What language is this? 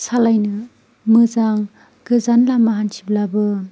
Bodo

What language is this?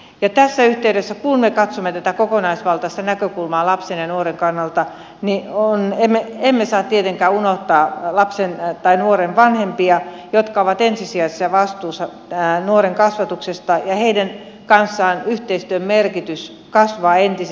Finnish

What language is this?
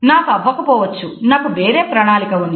Telugu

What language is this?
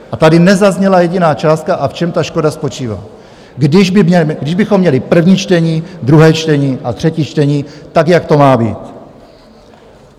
Czech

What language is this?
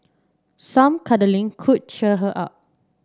English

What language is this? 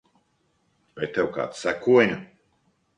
Latvian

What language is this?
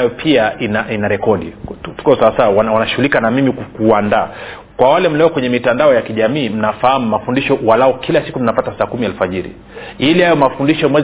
Swahili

